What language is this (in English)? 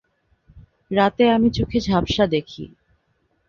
Bangla